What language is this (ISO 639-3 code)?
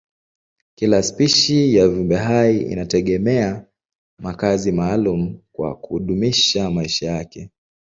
swa